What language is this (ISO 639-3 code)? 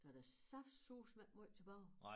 dan